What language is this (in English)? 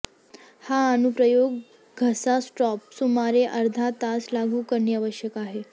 Marathi